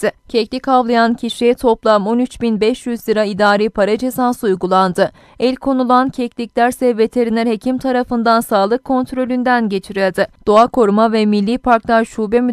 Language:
Turkish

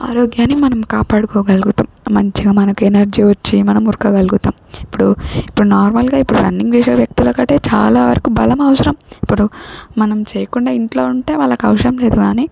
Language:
Telugu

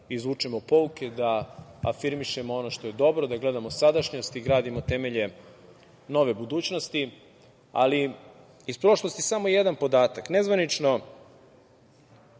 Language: Serbian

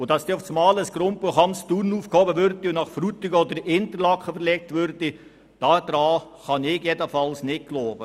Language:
Swiss German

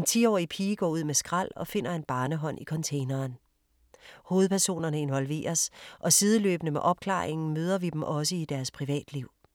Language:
Danish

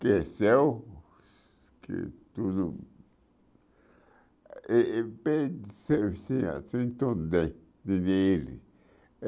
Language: Portuguese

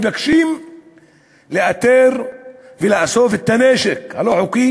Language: Hebrew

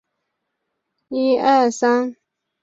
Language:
Chinese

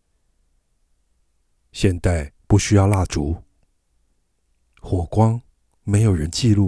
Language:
Chinese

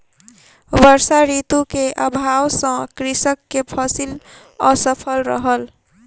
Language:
Maithili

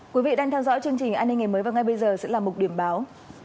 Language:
Vietnamese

